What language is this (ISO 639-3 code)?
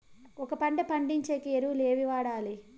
tel